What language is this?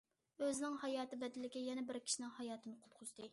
Uyghur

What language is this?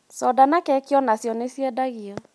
Kikuyu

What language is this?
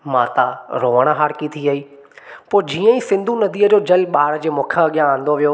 Sindhi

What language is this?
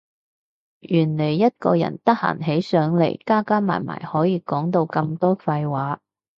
Cantonese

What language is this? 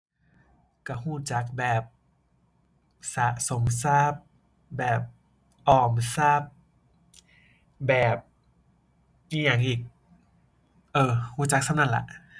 Thai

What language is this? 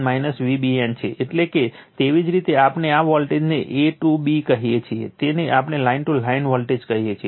Gujarati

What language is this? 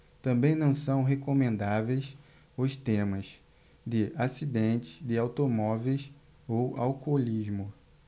Portuguese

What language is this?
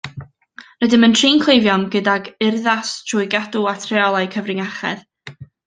Welsh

